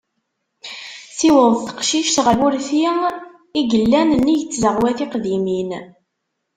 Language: Kabyle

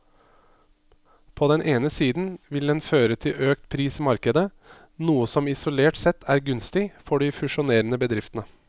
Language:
Norwegian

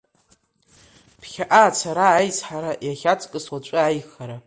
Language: Abkhazian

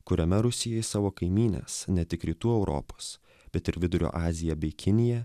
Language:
Lithuanian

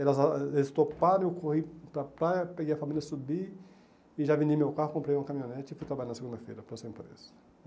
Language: Portuguese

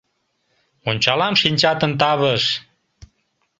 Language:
Mari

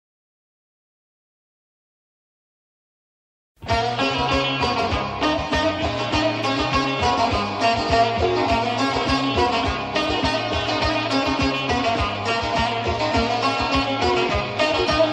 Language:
Turkish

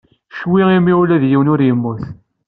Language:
Kabyle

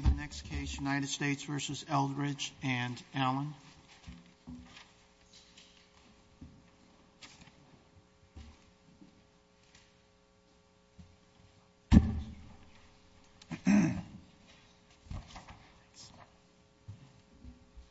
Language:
English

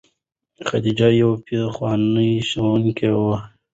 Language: Pashto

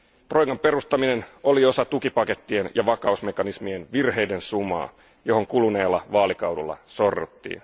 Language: Finnish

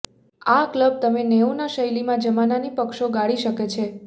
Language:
Gujarati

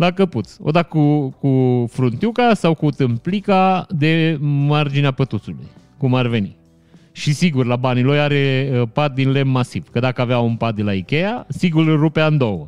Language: Romanian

